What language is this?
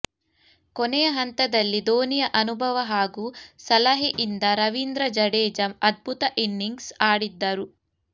Kannada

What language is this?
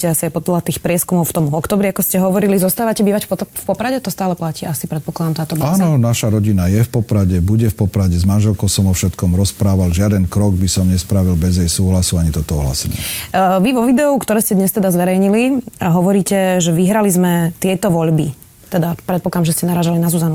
Slovak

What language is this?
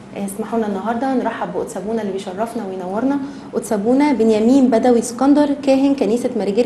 Arabic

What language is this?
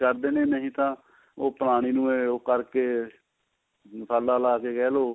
Punjabi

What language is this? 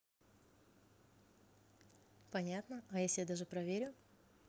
Russian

